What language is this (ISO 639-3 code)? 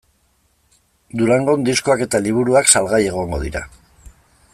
eus